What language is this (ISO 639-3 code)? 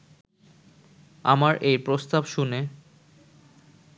ben